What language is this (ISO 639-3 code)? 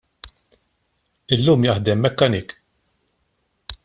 mlt